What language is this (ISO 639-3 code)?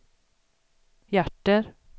swe